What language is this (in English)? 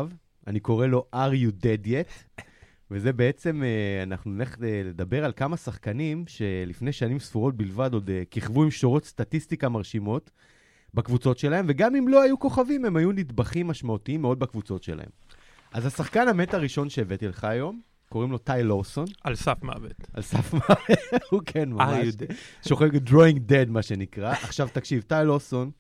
Hebrew